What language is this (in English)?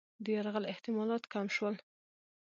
Pashto